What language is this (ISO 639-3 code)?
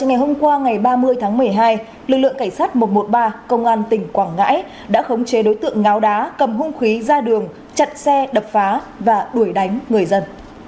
vie